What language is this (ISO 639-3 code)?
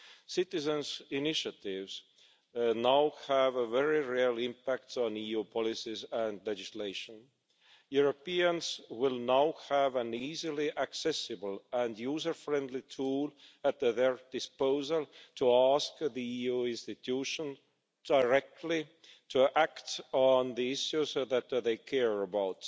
eng